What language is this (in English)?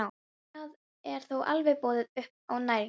Icelandic